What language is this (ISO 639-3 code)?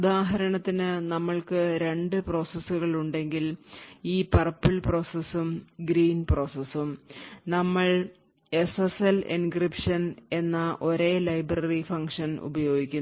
mal